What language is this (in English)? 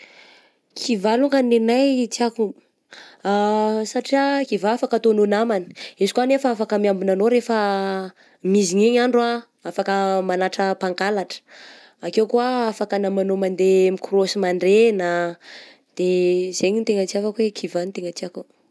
Southern Betsimisaraka Malagasy